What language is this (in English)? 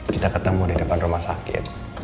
Indonesian